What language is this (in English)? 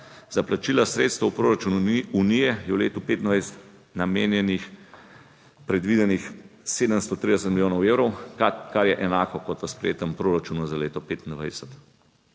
Slovenian